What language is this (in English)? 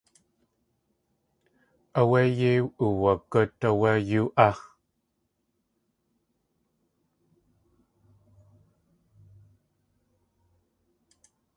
Tlingit